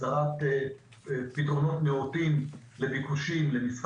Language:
Hebrew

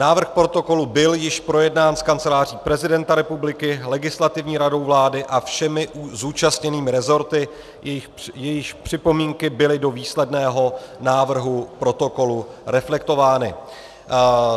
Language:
Czech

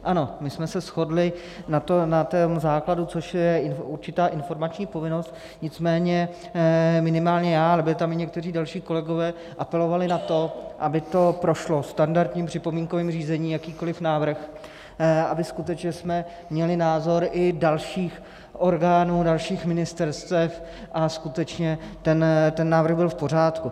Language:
Czech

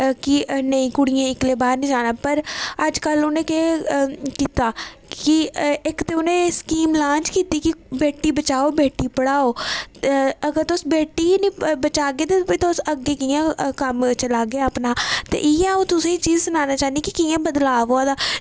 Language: Dogri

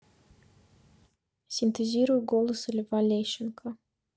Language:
Russian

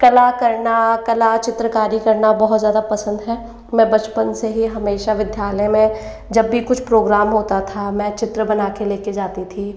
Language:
Hindi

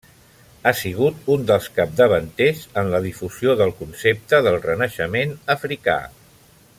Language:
Catalan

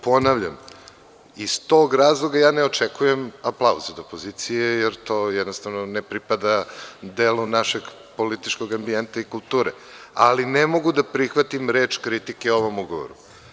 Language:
Serbian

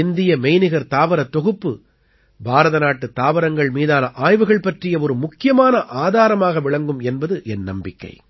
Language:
Tamil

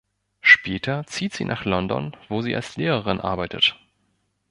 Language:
German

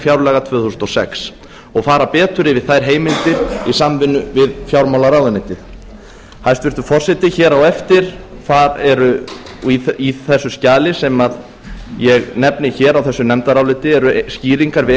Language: Icelandic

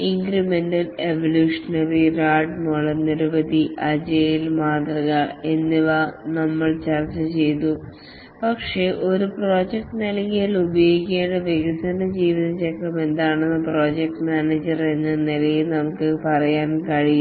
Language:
Malayalam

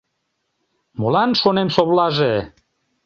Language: Mari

